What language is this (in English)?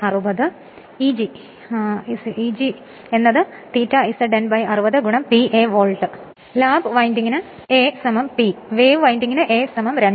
Malayalam